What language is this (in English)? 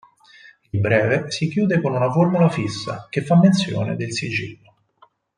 Italian